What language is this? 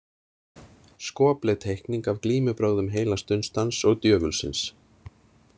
Icelandic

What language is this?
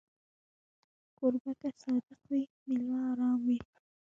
Pashto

